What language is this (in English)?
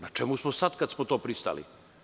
Serbian